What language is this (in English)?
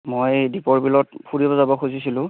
Assamese